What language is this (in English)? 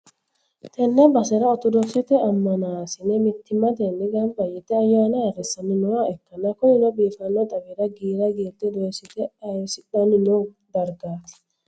Sidamo